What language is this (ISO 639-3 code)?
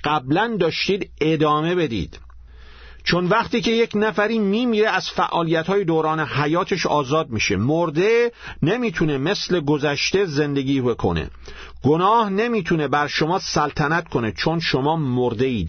fas